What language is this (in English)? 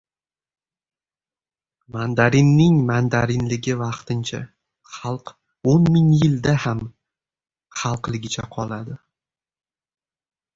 Uzbek